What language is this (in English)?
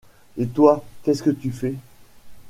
French